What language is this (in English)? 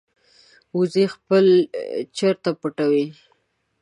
Pashto